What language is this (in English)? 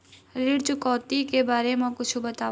Chhattisgarhi